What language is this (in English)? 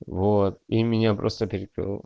Russian